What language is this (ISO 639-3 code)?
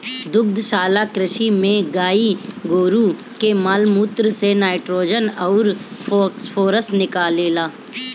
bho